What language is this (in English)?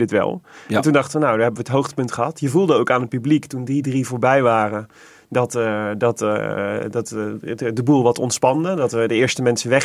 Dutch